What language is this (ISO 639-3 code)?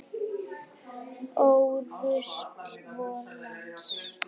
isl